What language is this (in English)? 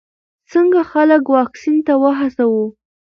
Pashto